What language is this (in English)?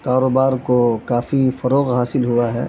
Urdu